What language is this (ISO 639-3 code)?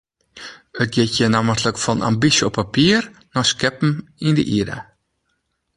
fry